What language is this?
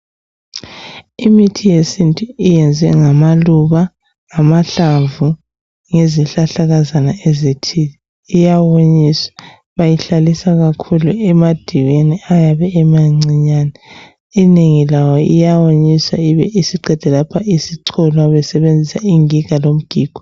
North Ndebele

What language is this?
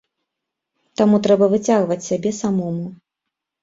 Belarusian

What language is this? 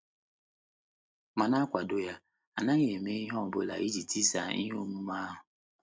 Igbo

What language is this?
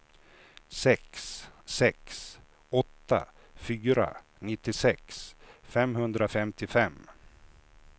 Swedish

